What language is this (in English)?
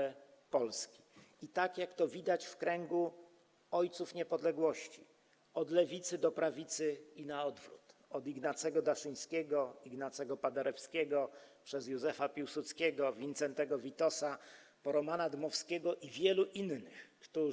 Polish